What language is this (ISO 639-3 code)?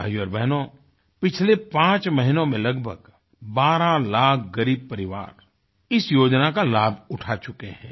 hin